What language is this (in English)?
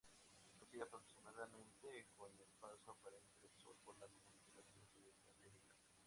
Spanish